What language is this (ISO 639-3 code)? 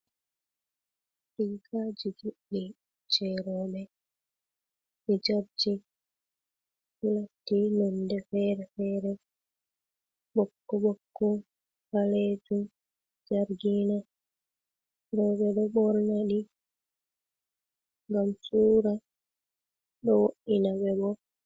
ful